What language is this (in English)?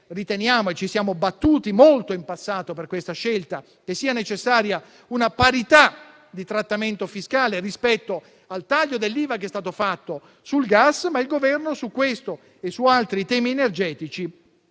Italian